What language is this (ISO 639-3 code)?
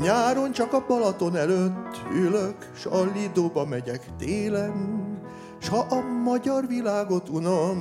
hun